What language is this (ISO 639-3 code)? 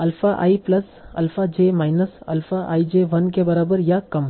hin